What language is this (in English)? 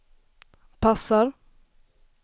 Swedish